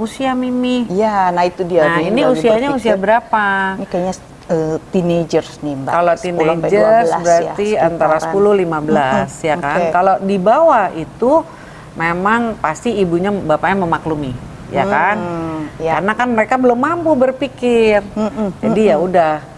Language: Indonesian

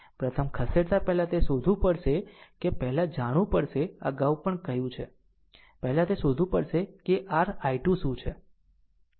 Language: Gujarati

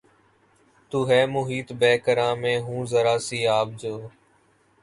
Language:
Urdu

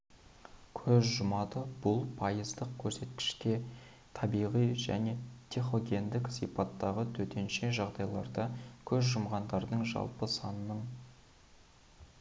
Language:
Kazakh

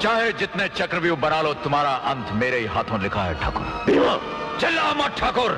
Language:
Hindi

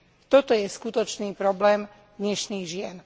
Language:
Slovak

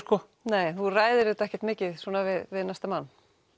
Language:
Icelandic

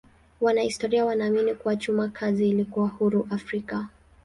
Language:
Swahili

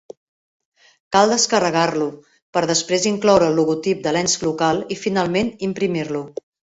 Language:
Catalan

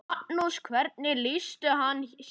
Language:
Icelandic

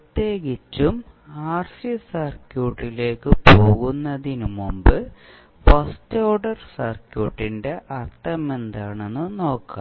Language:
Malayalam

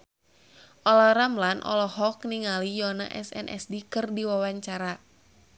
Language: Sundanese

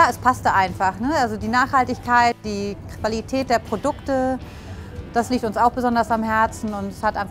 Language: German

